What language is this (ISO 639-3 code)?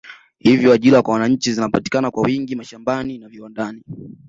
swa